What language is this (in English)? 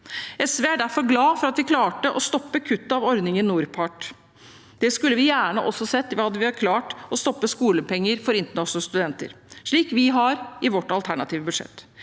Norwegian